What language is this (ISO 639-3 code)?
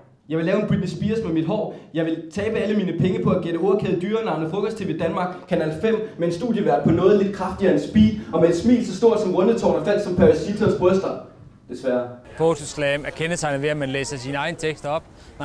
dan